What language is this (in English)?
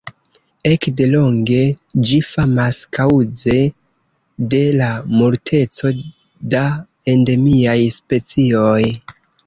Esperanto